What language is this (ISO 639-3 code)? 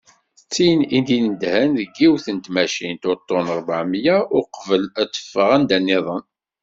kab